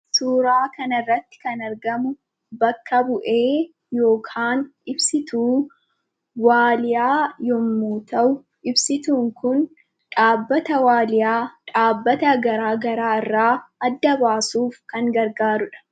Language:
Oromo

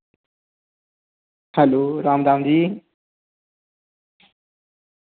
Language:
Dogri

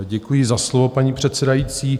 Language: Czech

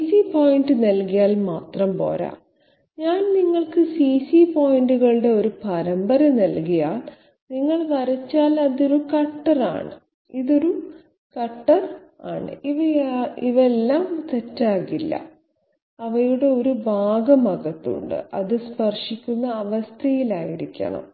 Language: Malayalam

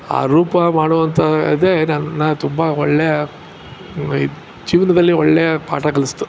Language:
Kannada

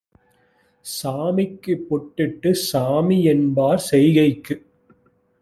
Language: Tamil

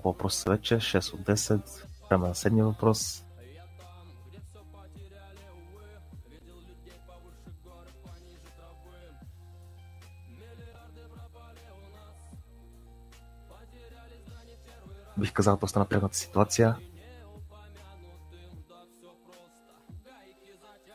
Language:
Bulgarian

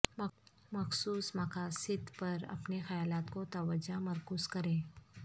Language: Urdu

